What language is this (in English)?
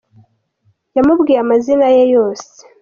Kinyarwanda